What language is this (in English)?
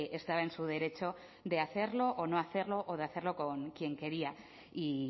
Spanish